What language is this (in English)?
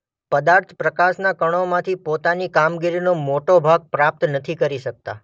Gujarati